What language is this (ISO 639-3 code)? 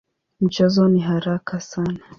swa